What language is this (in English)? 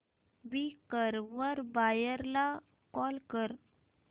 Marathi